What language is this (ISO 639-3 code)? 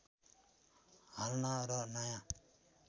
nep